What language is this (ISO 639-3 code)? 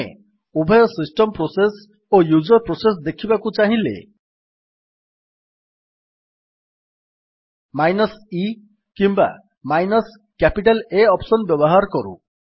ori